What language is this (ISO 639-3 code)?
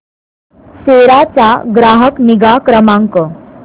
mar